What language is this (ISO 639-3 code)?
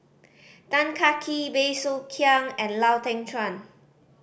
eng